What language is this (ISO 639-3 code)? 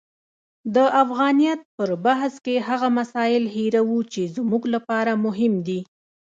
pus